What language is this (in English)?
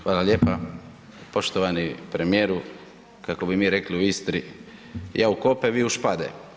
Croatian